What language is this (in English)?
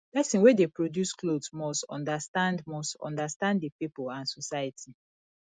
Nigerian Pidgin